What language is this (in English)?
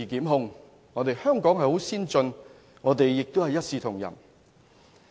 Cantonese